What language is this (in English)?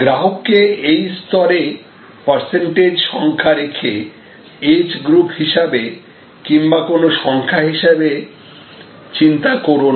Bangla